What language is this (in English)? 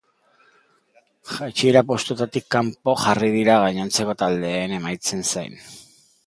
Basque